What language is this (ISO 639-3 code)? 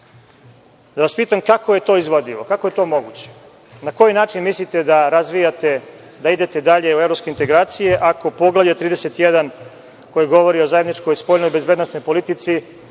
srp